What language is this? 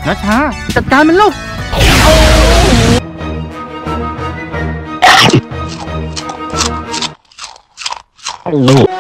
Thai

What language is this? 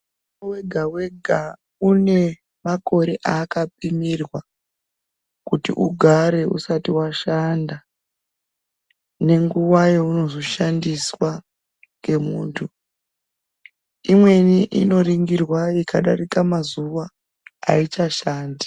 Ndau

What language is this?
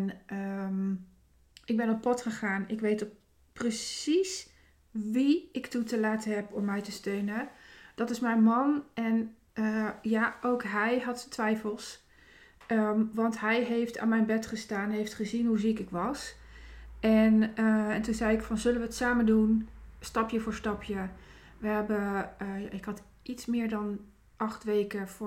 Dutch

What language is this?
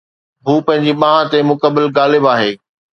Sindhi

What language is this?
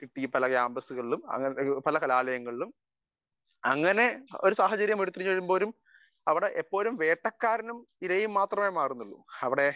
Malayalam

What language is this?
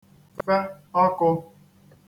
Igbo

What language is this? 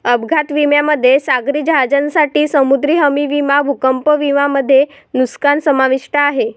Marathi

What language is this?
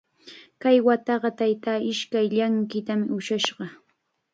Chiquián Ancash Quechua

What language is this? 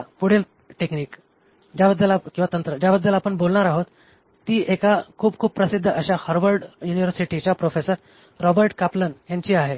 Marathi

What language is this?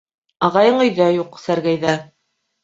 Bashkir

